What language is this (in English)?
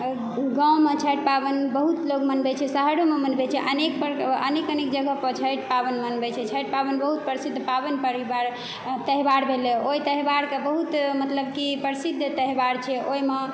Maithili